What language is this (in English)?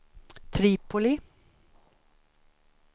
Swedish